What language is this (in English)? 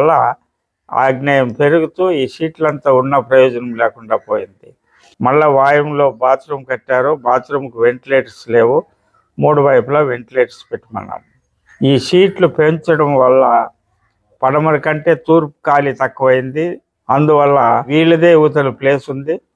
Telugu